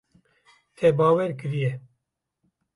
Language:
Kurdish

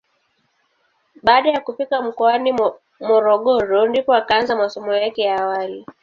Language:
Swahili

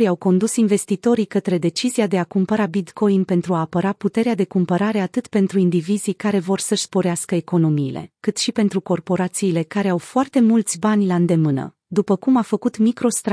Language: Romanian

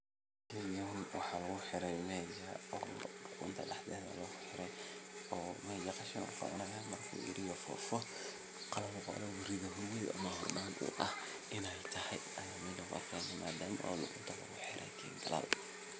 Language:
Somali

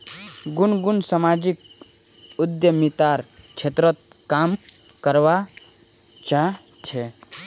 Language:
Magahi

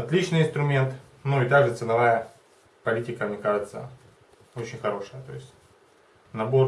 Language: Russian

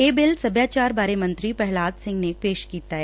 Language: Punjabi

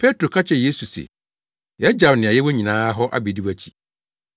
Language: Akan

